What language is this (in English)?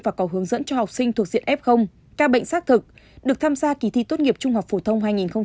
Vietnamese